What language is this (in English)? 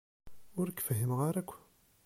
Kabyle